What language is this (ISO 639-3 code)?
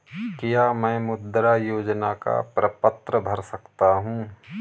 hin